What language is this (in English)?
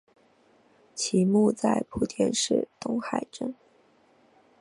Chinese